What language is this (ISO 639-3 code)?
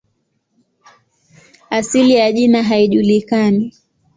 swa